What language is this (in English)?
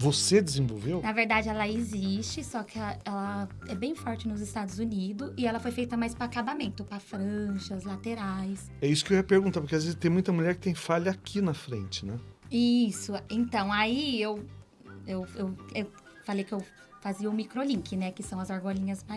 Portuguese